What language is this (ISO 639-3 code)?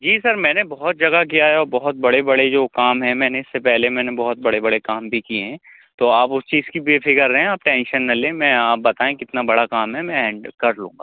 urd